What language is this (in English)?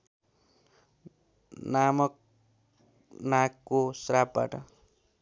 Nepali